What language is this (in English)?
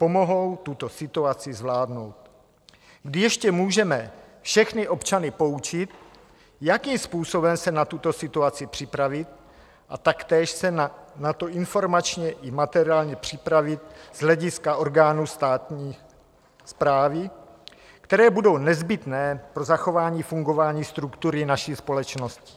Czech